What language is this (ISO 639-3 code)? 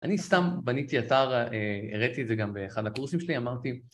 heb